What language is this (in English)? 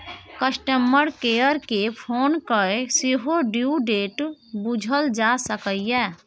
Maithili